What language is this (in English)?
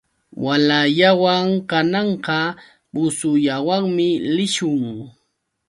Yauyos Quechua